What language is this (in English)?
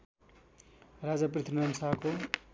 Nepali